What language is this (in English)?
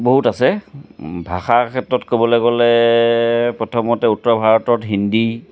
Assamese